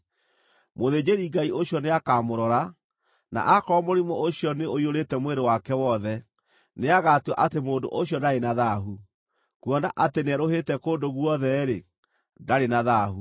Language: Kikuyu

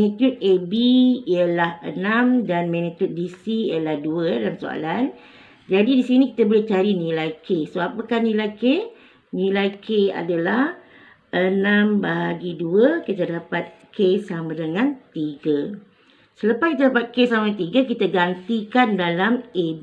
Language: Malay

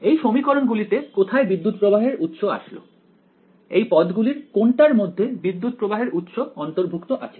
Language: Bangla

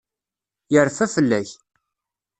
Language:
Kabyle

